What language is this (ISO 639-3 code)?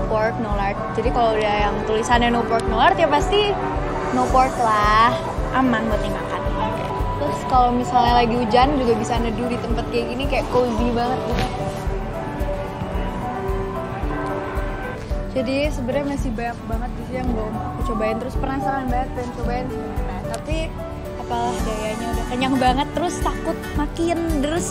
ind